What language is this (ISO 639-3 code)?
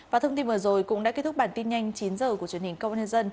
vie